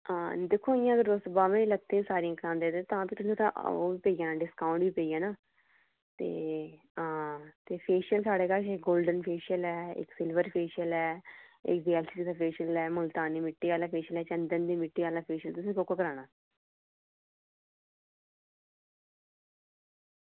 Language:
Dogri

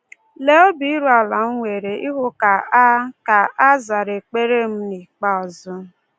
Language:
Igbo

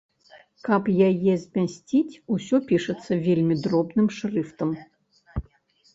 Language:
Belarusian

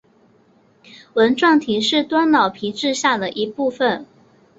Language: Chinese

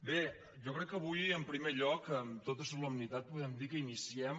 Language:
Catalan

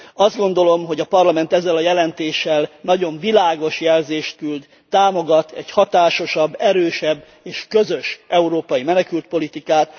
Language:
Hungarian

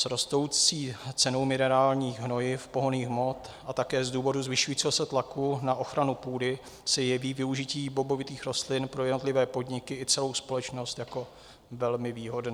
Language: Czech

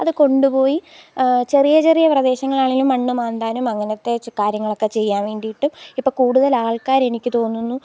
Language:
Malayalam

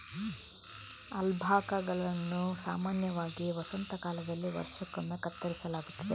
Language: Kannada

